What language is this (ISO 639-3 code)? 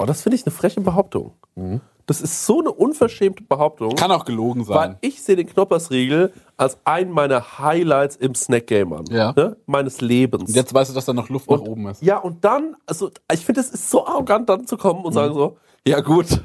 deu